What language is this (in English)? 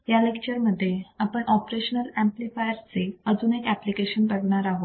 Marathi